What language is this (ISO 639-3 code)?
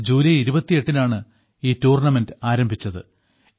mal